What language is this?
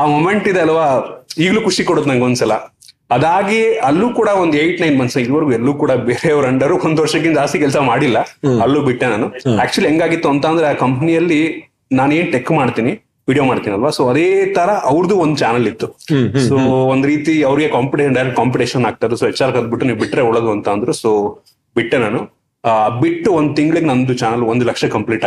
Kannada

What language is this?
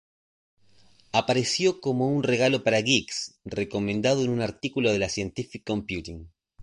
Spanish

